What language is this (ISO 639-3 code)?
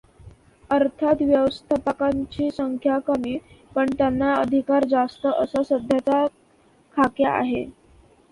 mar